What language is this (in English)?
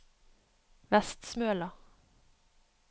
Norwegian